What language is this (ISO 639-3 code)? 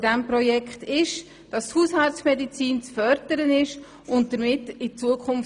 gsw